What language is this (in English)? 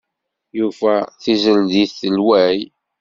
Kabyle